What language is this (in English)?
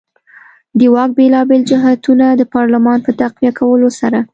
Pashto